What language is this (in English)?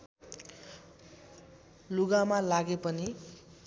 Nepali